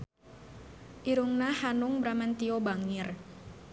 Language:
Sundanese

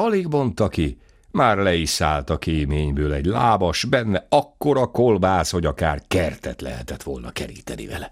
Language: Hungarian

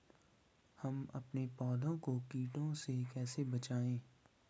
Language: Hindi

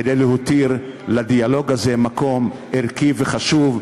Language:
Hebrew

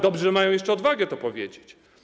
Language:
Polish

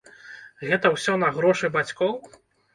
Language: Belarusian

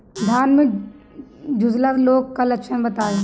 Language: Bhojpuri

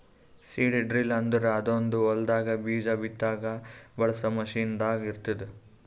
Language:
Kannada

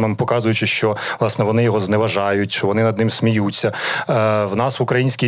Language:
Ukrainian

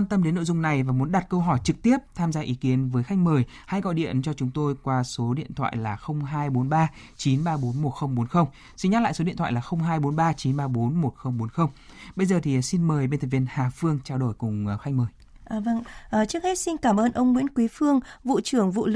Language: Vietnamese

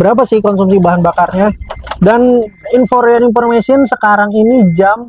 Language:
Indonesian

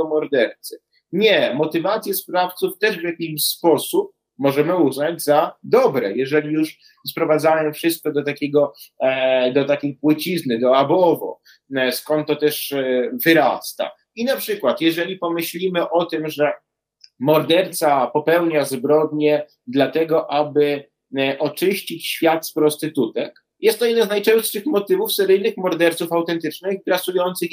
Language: Polish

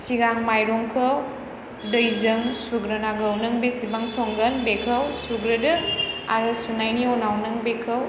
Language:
Bodo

